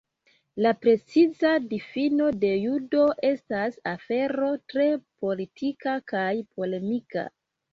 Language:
Esperanto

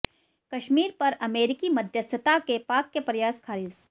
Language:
Hindi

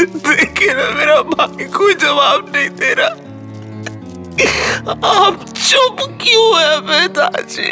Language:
Hindi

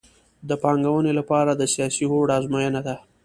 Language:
Pashto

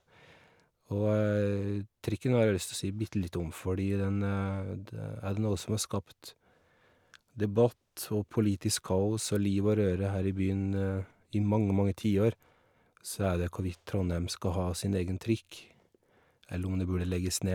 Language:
Norwegian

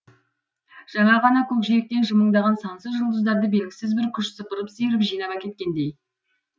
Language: Kazakh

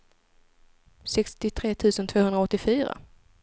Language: Swedish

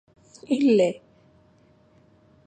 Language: Malayalam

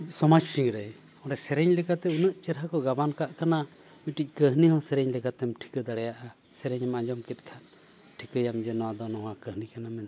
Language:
Santali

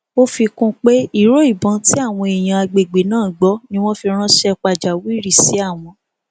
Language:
Yoruba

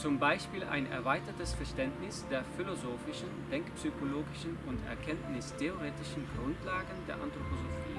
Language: German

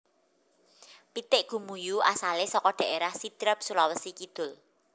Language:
Javanese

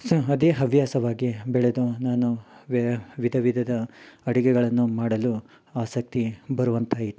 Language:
Kannada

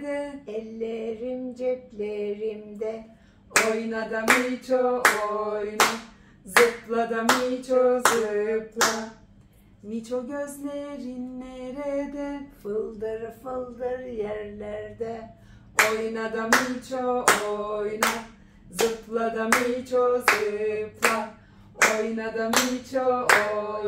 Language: Turkish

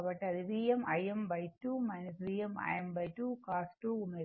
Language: Telugu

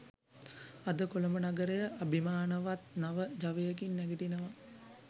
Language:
Sinhala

